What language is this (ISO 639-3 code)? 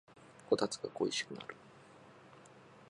jpn